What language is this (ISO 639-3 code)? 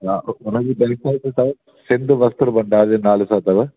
snd